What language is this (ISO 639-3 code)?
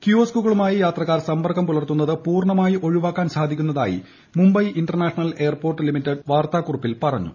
mal